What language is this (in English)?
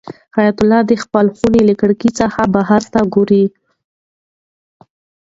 Pashto